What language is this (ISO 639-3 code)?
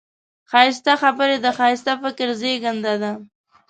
pus